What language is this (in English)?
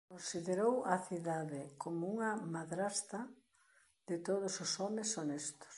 Galician